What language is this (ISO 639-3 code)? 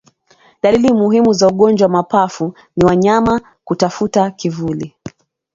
swa